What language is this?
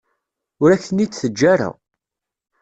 Kabyle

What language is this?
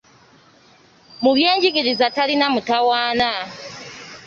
Ganda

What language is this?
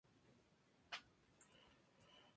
Spanish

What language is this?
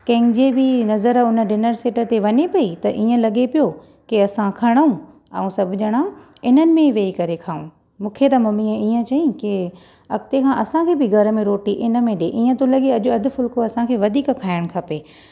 Sindhi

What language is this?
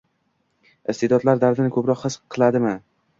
Uzbek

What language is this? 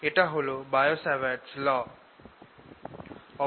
Bangla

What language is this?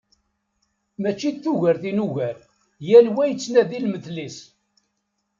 Kabyle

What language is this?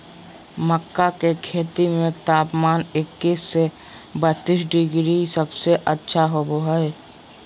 Magahi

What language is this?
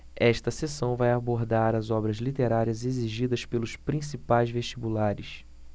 Portuguese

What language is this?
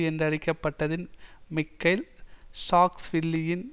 Tamil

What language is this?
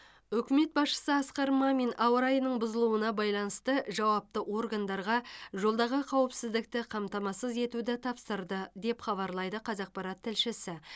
Kazakh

